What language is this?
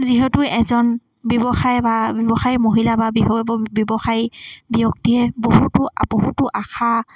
Assamese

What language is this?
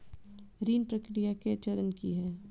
Maithili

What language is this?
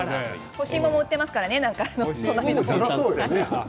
Japanese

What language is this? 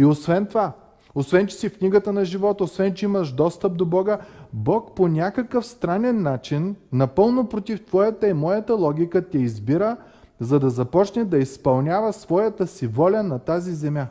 Bulgarian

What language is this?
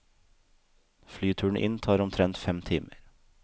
Norwegian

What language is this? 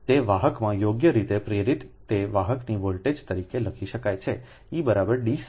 Gujarati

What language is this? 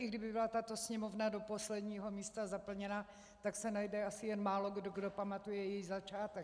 Czech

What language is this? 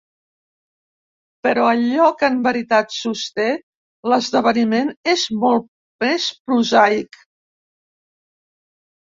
Catalan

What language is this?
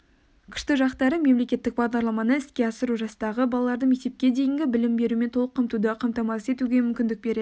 Kazakh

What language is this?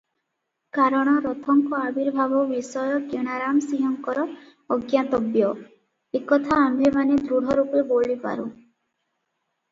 Odia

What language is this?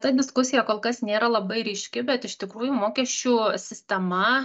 Lithuanian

